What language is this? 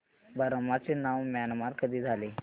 Marathi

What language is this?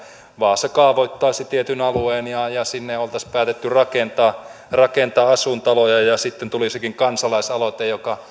Finnish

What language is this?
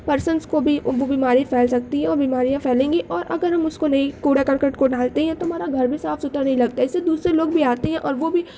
Urdu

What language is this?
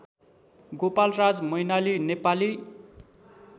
Nepali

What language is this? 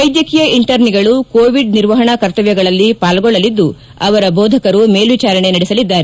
Kannada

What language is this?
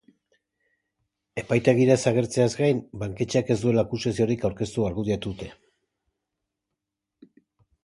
Basque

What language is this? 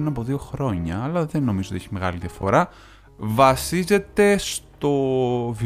Greek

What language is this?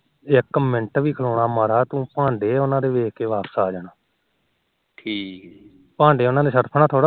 Punjabi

